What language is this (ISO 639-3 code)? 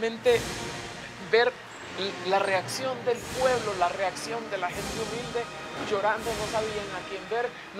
spa